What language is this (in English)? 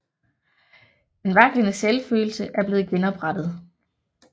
Danish